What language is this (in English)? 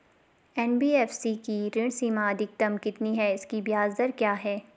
Hindi